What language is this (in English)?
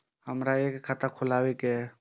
Maithili